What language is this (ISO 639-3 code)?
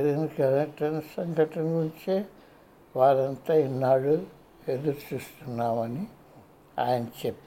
tel